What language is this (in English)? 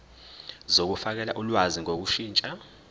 Zulu